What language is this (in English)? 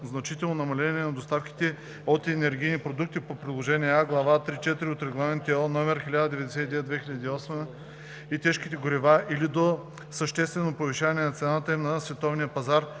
Bulgarian